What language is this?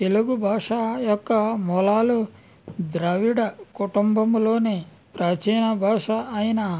Telugu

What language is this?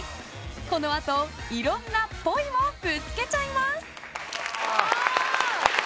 Japanese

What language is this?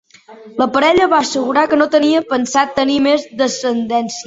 Catalan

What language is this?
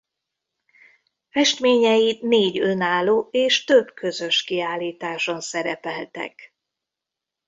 Hungarian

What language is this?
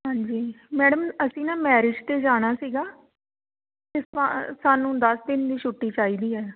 Punjabi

